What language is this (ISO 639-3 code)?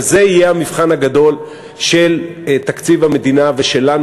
heb